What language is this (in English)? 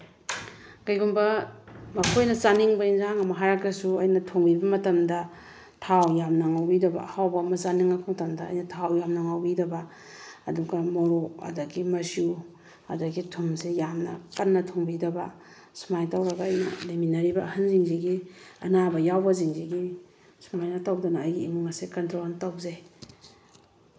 Manipuri